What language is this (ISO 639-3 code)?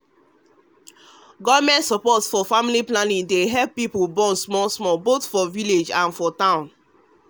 pcm